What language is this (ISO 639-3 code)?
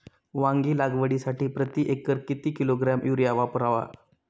mar